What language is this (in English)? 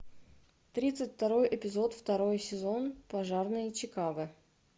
Russian